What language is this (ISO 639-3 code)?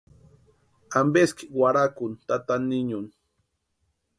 pua